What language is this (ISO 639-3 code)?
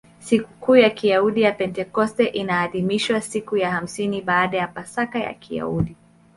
swa